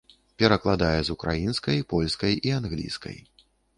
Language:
Belarusian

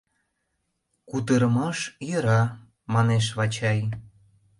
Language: Mari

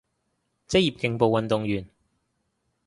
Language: Cantonese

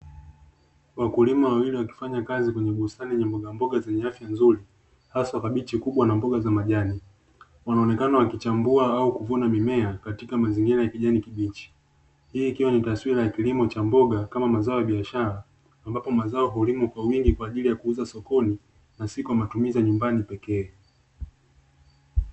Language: Swahili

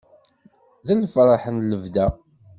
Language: Kabyle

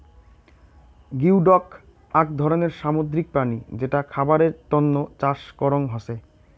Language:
Bangla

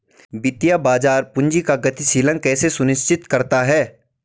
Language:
Hindi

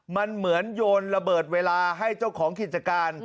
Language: Thai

